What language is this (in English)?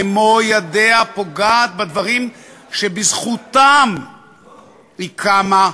Hebrew